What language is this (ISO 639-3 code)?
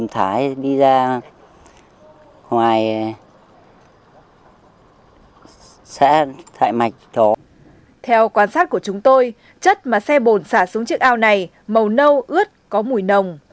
vie